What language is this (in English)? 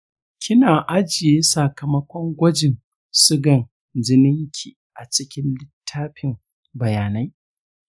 Hausa